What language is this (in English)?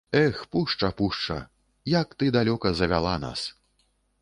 Belarusian